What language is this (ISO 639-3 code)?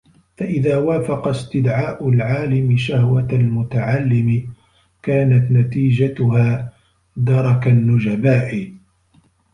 ara